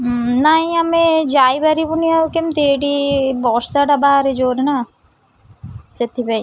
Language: Odia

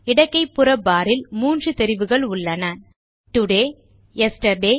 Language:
Tamil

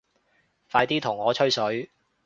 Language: Cantonese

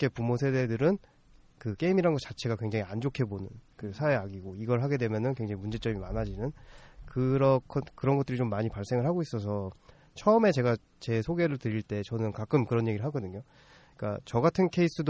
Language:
Korean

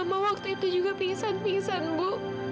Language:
Indonesian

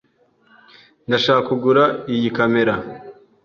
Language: Kinyarwanda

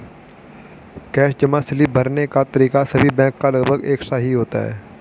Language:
Hindi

